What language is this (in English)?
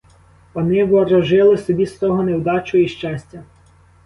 Ukrainian